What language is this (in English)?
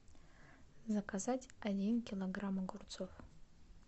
Russian